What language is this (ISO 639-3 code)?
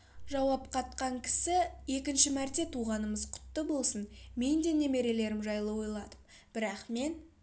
kaz